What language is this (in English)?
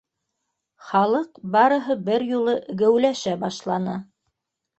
Bashkir